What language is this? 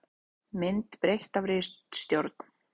Icelandic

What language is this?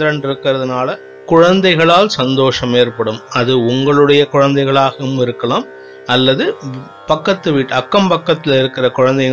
Tamil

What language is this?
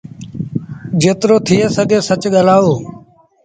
Sindhi Bhil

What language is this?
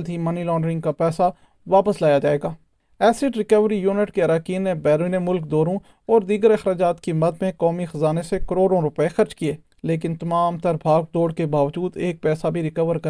Urdu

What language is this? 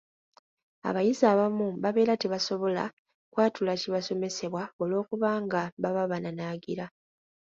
Ganda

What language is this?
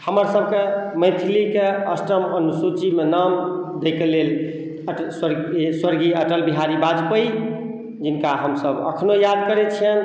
Maithili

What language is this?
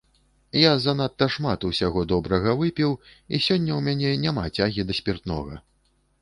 Belarusian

